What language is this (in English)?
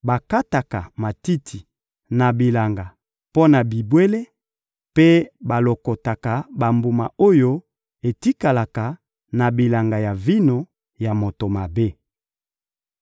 Lingala